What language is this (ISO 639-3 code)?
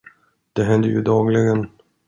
swe